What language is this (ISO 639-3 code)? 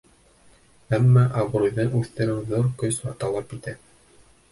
bak